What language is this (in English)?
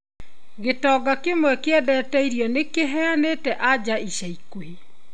Kikuyu